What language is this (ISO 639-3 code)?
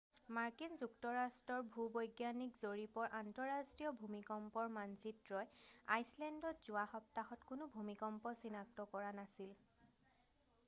asm